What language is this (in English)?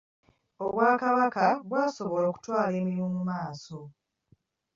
Ganda